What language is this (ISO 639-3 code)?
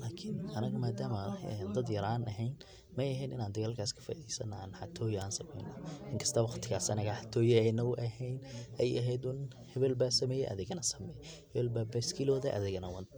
som